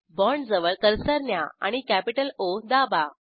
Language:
Marathi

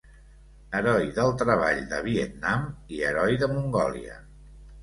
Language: Catalan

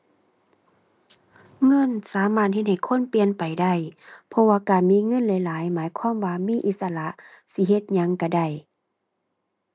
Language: Thai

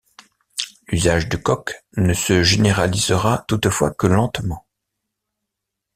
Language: French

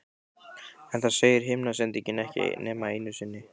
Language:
Icelandic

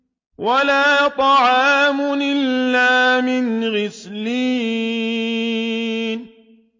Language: Arabic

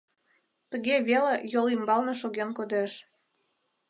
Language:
Mari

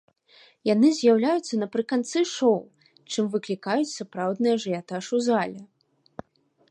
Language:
Belarusian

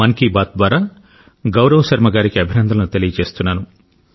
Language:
Telugu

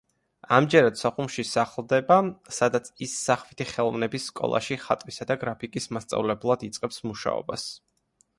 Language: Georgian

